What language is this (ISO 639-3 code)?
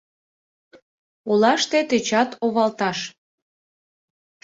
chm